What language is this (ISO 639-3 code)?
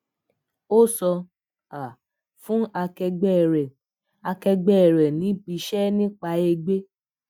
yor